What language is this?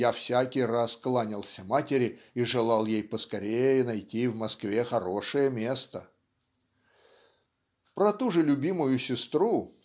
Russian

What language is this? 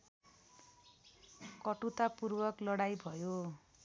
Nepali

